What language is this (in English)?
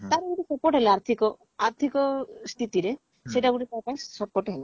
Odia